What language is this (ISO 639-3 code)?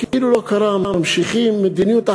heb